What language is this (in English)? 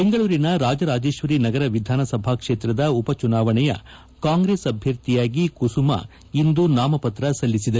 Kannada